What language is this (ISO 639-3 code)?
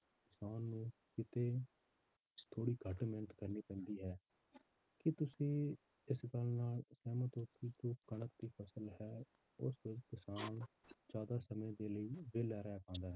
pan